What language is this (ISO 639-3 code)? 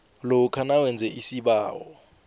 nbl